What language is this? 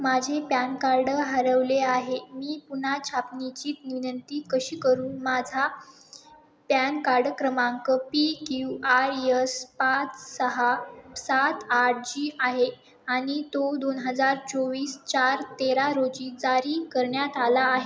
Marathi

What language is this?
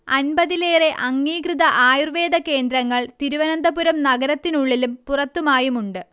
Malayalam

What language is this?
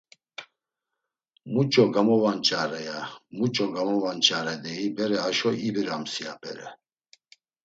Laz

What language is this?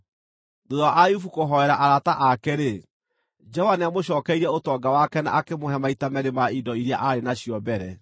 Kikuyu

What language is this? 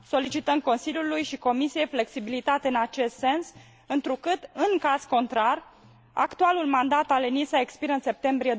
Romanian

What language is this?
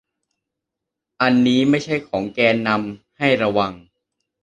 Thai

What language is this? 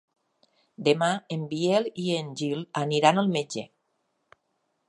Catalan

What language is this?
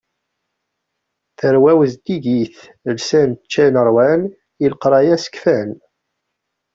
Kabyle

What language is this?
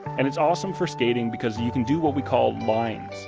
English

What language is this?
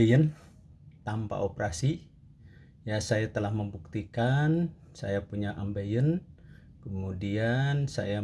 Indonesian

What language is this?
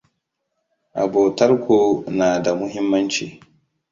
Hausa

